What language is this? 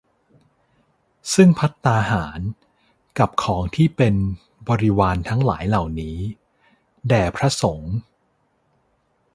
Thai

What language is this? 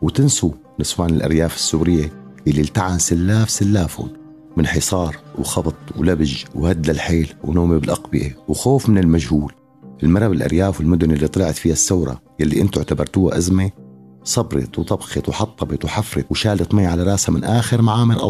Arabic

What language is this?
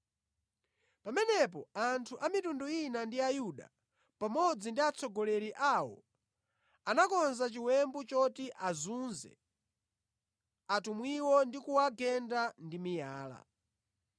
Nyanja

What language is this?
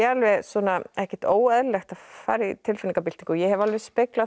Icelandic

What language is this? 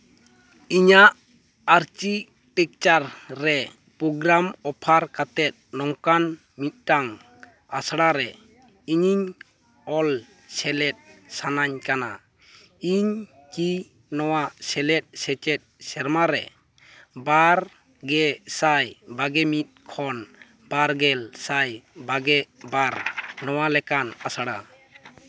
Santali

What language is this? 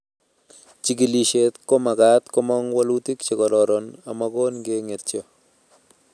Kalenjin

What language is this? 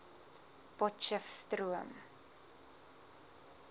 Afrikaans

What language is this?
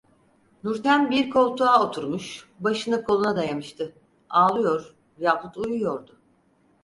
Turkish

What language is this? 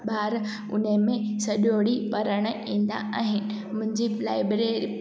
Sindhi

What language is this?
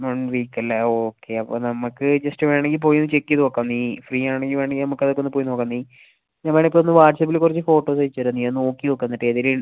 Malayalam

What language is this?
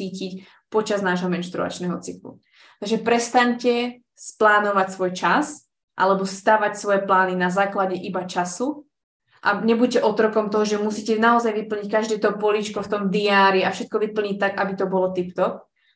Slovak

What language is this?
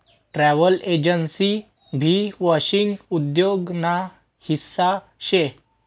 Marathi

